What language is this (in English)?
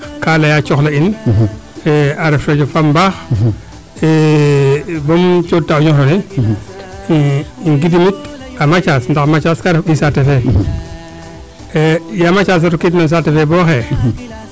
Serer